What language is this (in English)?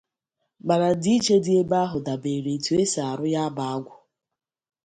Igbo